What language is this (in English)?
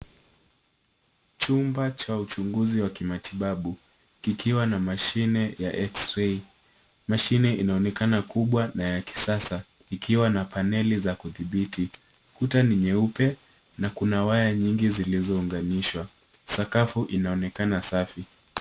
Swahili